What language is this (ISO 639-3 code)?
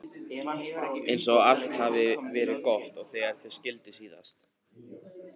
isl